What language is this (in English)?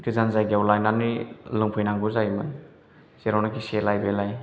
Bodo